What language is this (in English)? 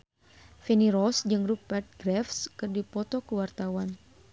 Sundanese